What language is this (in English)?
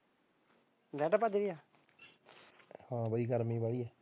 Punjabi